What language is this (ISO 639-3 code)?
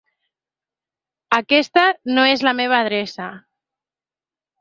cat